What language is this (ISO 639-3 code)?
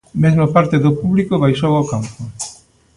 glg